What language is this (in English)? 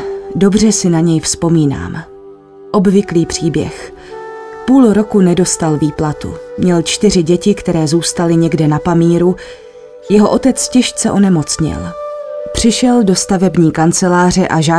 Czech